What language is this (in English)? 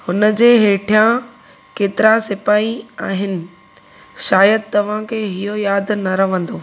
Sindhi